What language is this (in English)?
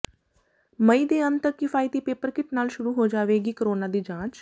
Punjabi